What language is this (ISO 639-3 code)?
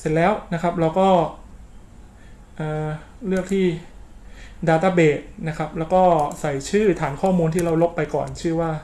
tha